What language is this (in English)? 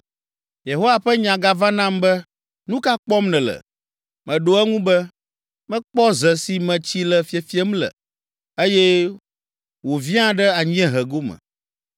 Ewe